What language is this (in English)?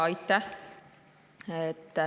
Estonian